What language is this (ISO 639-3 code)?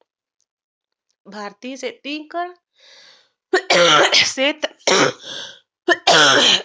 mar